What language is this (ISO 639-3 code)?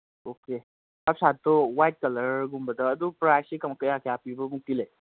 mni